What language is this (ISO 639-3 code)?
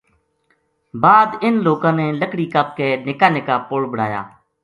gju